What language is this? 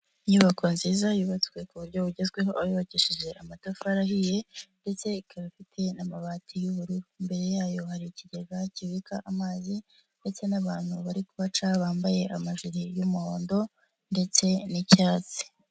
Kinyarwanda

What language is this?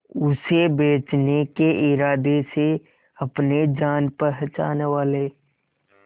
Hindi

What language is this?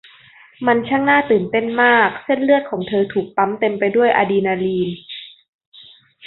Thai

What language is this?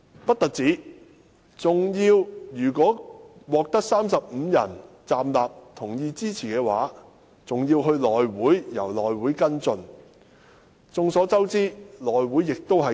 Cantonese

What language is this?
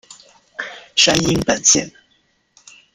Chinese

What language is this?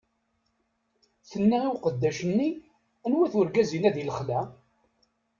Kabyle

